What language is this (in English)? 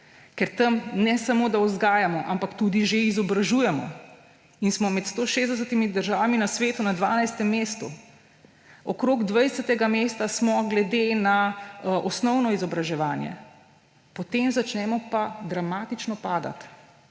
Slovenian